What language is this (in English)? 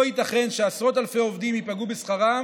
Hebrew